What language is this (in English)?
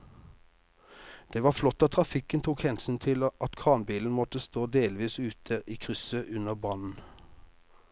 Norwegian